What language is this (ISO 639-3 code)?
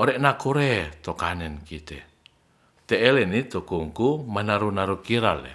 rth